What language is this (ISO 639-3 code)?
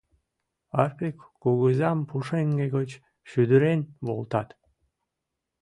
chm